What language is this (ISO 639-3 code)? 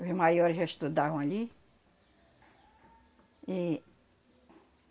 por